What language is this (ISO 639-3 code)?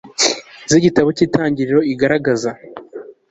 kin